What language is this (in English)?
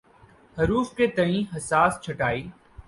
Urdu